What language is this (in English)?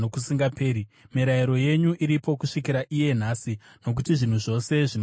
Shona